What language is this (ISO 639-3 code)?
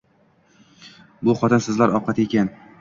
uzb